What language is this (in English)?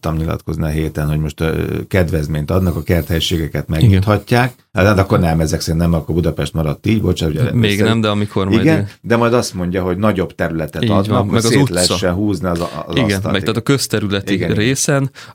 Hungarian